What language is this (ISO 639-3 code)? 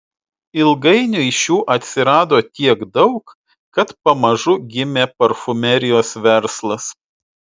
lit